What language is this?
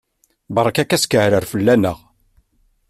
Kabyle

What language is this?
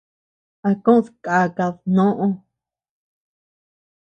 Tepeuxila Cuicatec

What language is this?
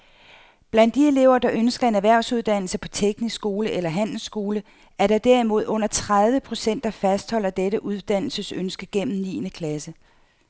Danish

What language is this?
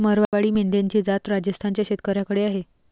Marathi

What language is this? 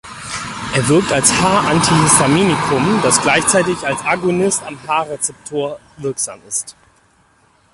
German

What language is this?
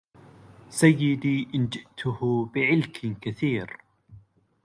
Arabic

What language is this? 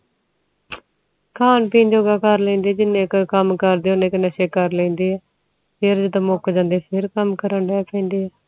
Punjabi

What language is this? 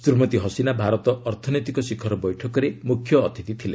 Odia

